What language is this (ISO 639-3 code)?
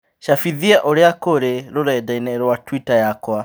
kik